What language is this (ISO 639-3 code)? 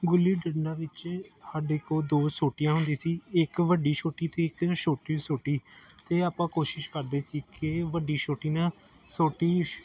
pan